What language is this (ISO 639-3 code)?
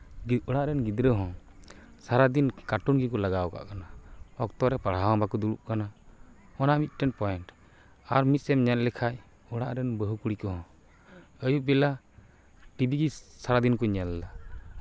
sat